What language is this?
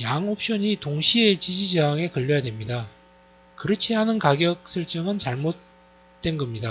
Korean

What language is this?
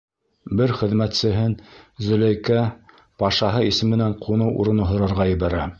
Bashkir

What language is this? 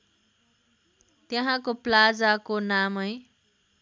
Nepali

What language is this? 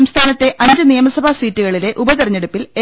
Malayalam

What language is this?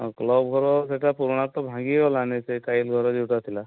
Odia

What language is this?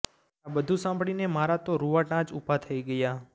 Gujarati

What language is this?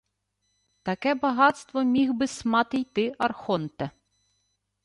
Ukrainian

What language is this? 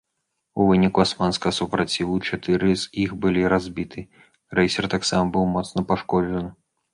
Belarusian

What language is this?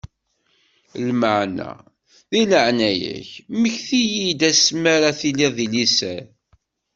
Kabyle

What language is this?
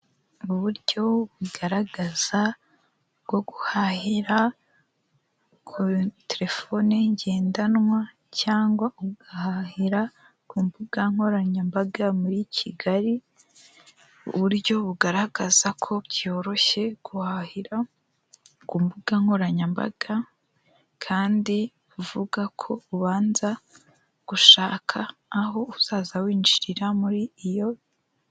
Kinyarwanda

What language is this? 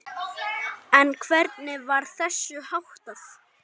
Icelandic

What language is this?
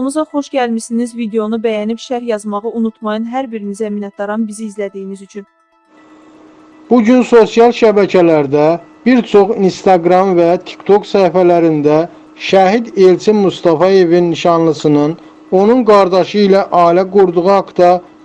Turkish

